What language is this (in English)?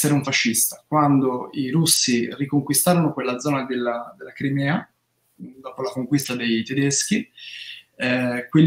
Italian